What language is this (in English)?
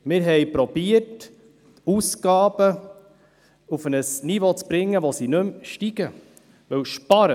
Swiss German